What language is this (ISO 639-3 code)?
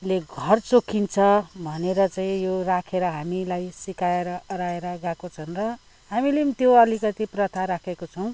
nep